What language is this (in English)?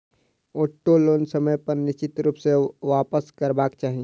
Maithili